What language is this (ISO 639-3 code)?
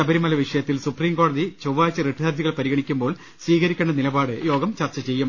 mal